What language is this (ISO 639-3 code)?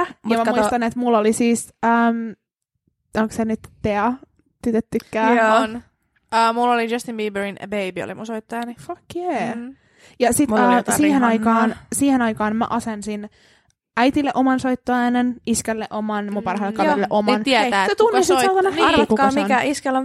fin